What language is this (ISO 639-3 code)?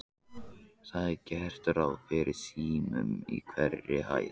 isl